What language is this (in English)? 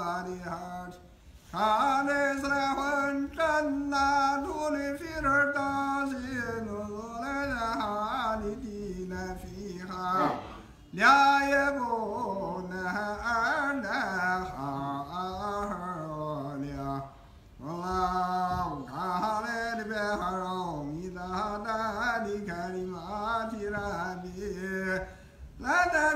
Arabic